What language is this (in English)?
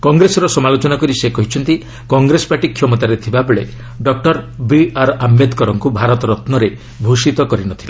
Odia